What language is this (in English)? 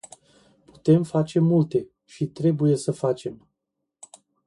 Romanian